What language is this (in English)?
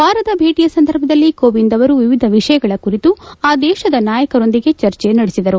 Kannada